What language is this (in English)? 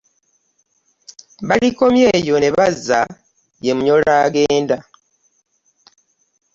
Ganda